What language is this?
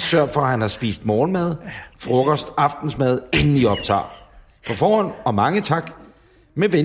Danish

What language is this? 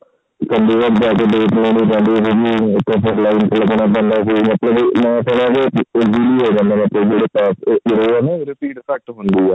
Punjabi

